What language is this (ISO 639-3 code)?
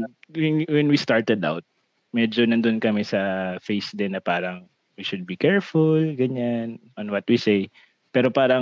fil